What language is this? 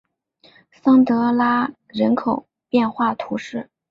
Chinese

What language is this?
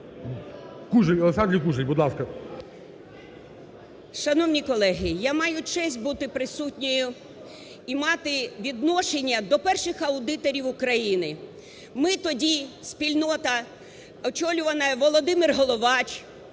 Ukrainian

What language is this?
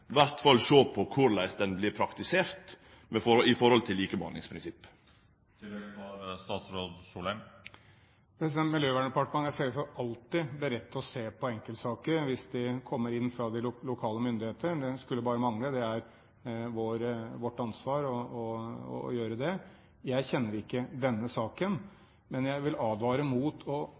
Norwegian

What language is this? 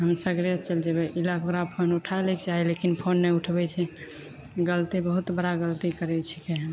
Maithili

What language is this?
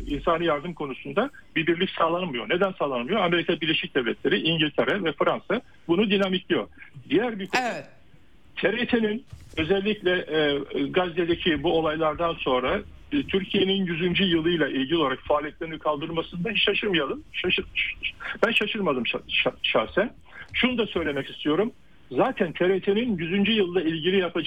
Turkish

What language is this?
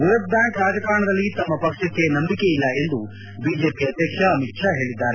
Kannada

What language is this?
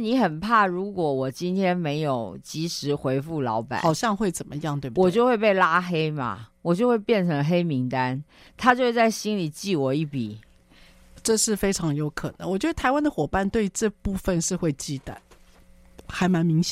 Chinese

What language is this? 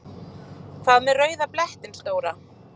Icelandic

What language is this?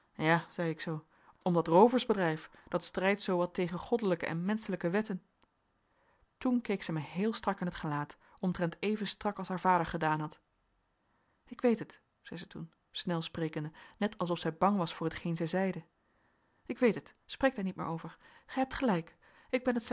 Dutch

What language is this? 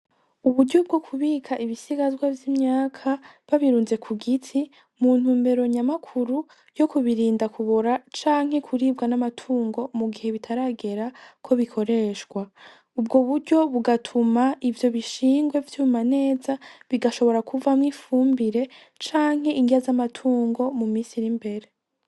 Rundi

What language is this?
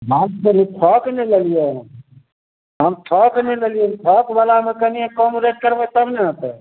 Maithili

